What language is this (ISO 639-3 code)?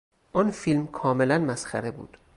fas